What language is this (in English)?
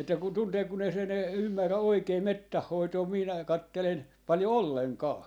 Finnish